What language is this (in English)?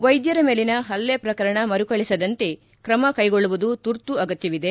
Kannada